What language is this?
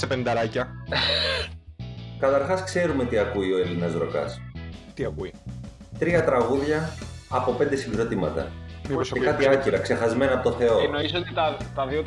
Greek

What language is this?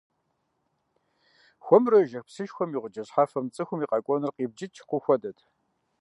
Kabardian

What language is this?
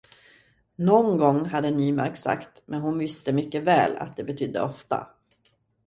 Swedish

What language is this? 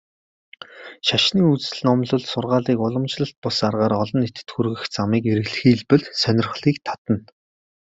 Mongolian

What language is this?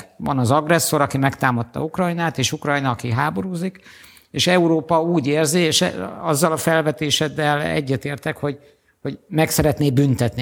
Hungarian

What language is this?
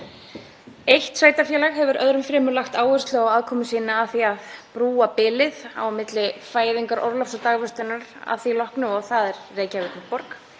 Icelandic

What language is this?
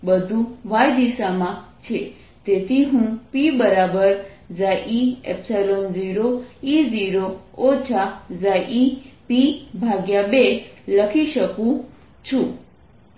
Gujarati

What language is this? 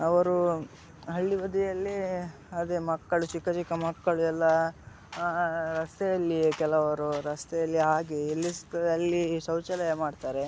Kannada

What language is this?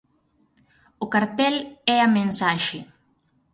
Galician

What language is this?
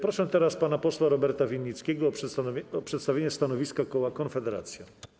Polish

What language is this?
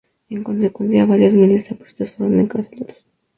Spanish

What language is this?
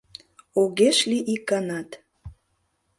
Mari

